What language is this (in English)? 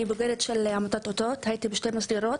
Hebrew